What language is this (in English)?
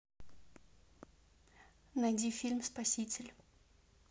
Russian